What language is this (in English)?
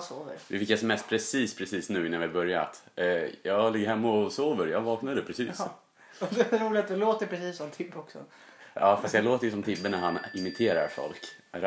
Swedish